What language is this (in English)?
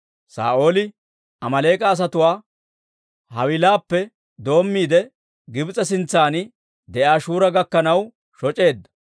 Dawro